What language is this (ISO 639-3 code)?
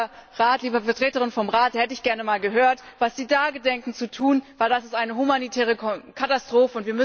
deu